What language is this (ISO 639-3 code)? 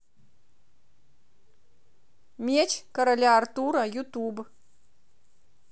rus